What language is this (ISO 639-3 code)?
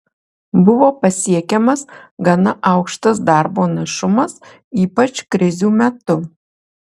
lit